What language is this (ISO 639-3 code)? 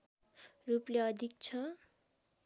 nep